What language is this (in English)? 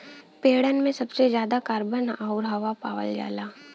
Bhojpuri